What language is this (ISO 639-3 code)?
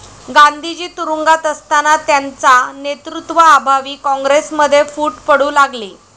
mar